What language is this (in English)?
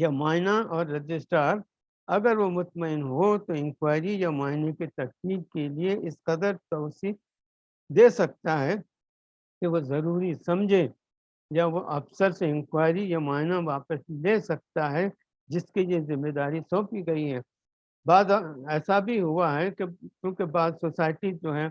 Urdu